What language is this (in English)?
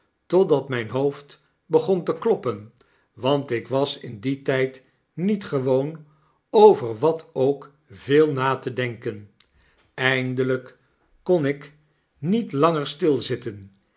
Dutch